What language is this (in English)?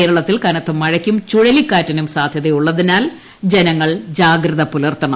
Malayalam